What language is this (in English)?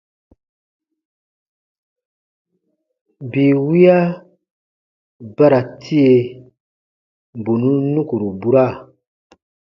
Baatonum